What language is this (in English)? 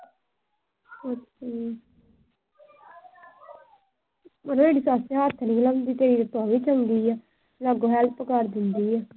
Punjabi